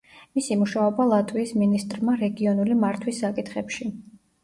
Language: Georgian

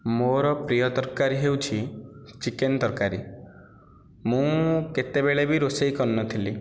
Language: Odia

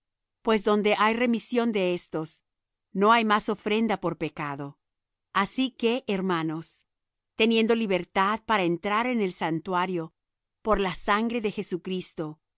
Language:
Spanish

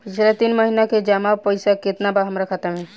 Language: Bhojpuri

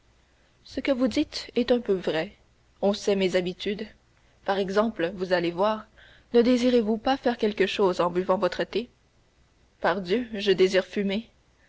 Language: French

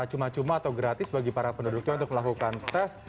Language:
Indonesian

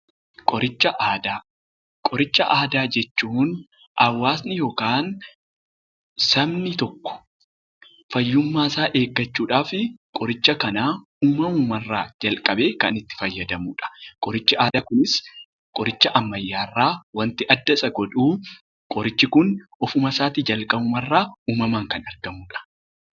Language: Oromo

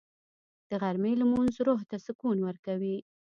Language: Pashto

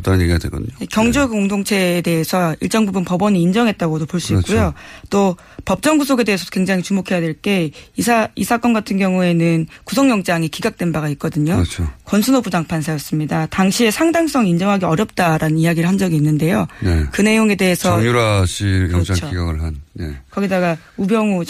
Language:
Korean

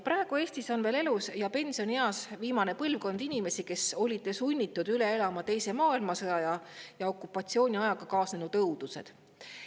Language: Estonian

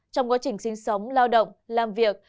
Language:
Vietnamese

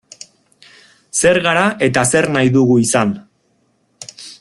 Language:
Basque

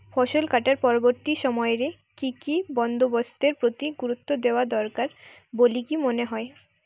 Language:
Bangla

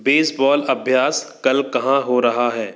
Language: Hindi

